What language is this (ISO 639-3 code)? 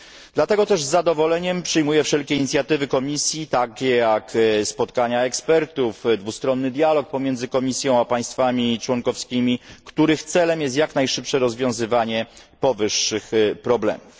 pol